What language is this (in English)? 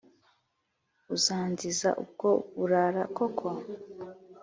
Kinyarwanda